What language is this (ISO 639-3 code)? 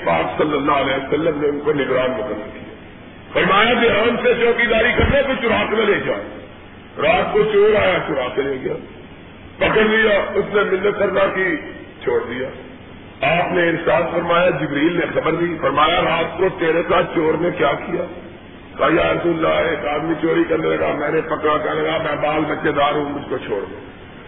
urd